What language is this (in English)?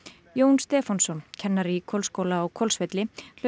Icelandic